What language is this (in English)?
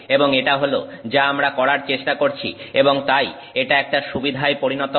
Bangla